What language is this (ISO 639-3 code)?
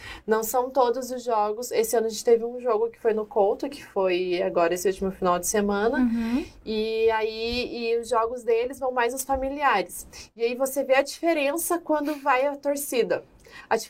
por